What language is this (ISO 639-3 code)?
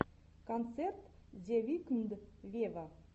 rus